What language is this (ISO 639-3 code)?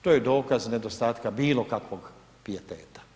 hrv